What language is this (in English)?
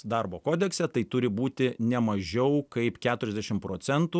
Lithuanian